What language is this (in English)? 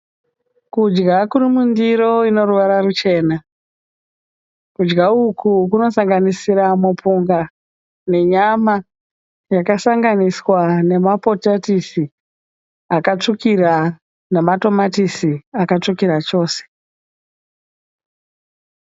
Shona